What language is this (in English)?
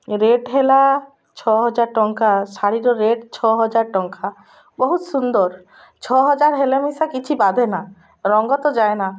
Odia